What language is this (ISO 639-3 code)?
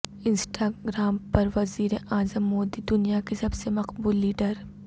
urd